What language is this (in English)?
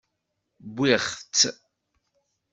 Kabyle